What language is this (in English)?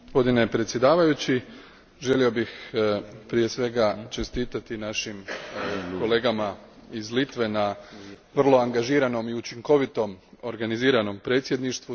Croatian